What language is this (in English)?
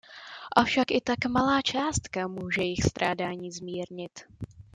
Czech